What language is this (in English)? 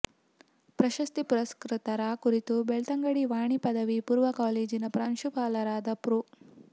Kannada